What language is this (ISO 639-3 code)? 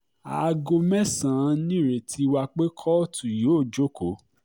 yor